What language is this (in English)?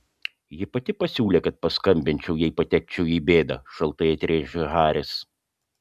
Lithuanian